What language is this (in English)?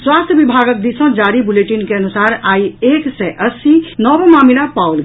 Maithili